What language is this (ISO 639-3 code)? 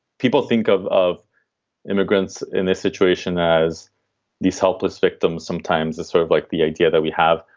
eng